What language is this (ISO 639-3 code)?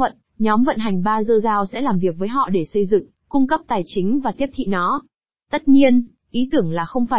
vie